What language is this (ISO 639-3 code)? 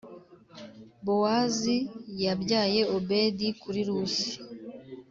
kin